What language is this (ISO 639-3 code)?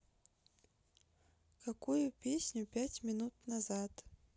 rus